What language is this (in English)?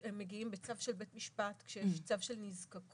Hebrew